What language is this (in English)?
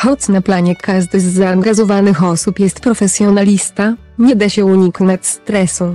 Polish